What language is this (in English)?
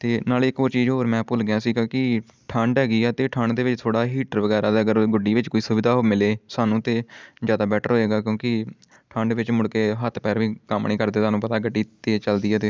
Punjabi